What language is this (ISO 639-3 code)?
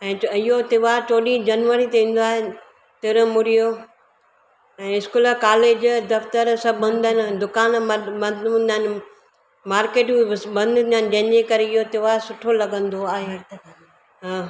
snd